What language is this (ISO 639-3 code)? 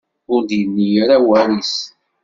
kab